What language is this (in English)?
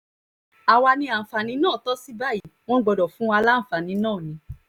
Yoruba